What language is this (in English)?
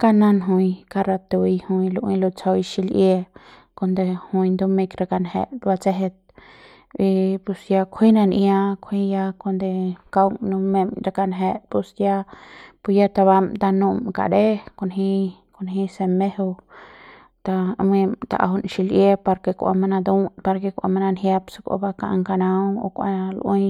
Central Pame